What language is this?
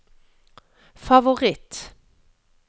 Norwegian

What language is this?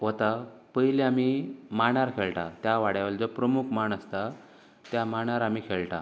Konkani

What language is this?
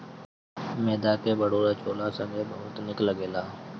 Bhojpuri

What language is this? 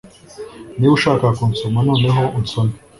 Kinyarwanda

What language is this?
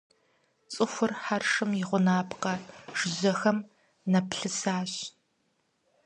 Kabardian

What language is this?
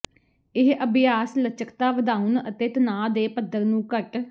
Punjabi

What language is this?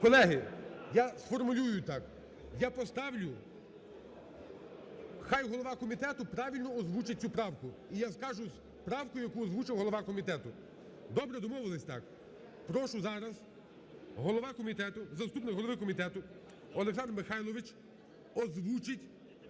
Ukrainian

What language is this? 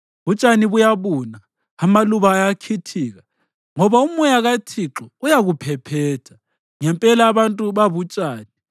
North Ndebele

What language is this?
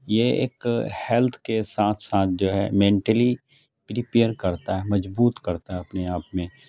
Urdu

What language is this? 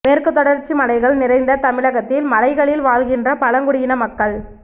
Tamil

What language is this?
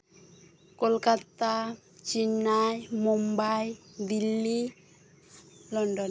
Santali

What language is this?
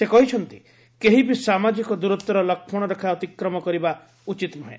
Odia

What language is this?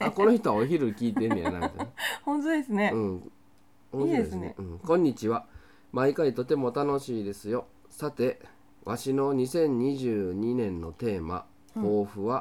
Japanese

